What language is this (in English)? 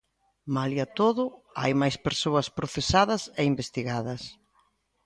Galician